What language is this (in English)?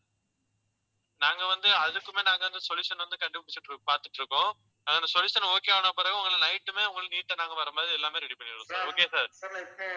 Tamil